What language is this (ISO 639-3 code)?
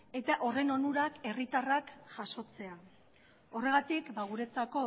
eus